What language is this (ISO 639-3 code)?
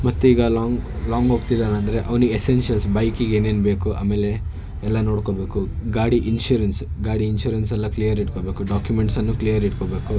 kan